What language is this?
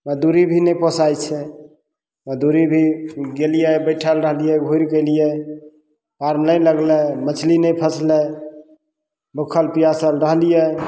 Maithili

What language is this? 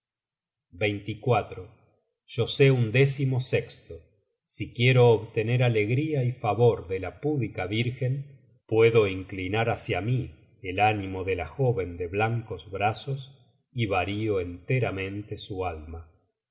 Spanish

